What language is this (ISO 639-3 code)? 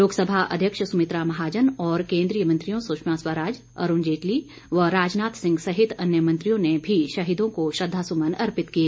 hin